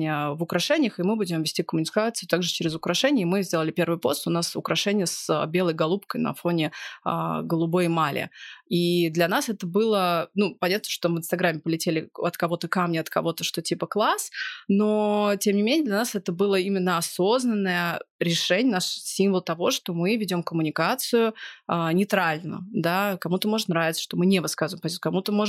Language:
Russian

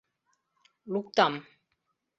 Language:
Mari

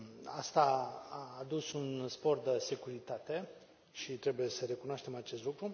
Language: Romanian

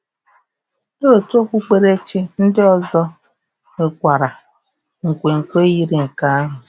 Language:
Igbo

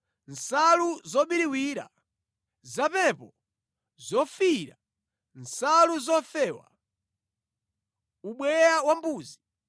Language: Nyanja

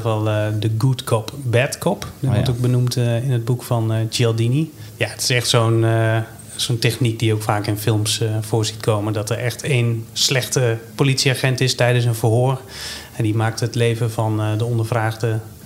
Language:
Dutch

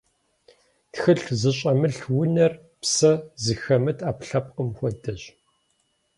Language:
Kabardian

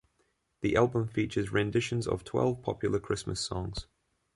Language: English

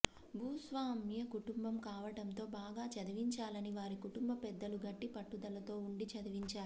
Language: Telugu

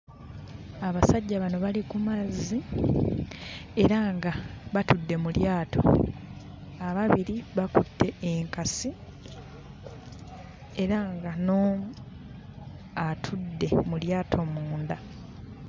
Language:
Ganda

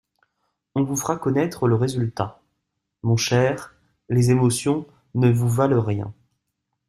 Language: French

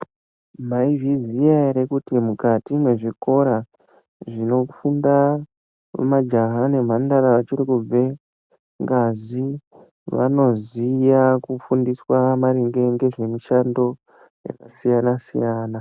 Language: Ndau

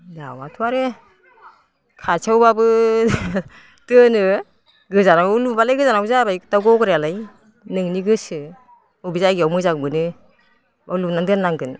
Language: Bodo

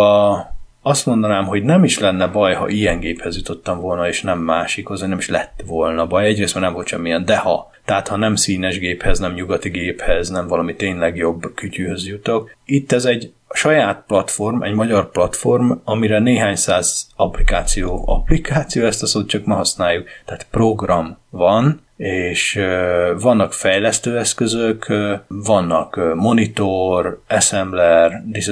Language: Hungarian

